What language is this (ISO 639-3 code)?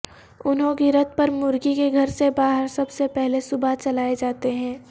urd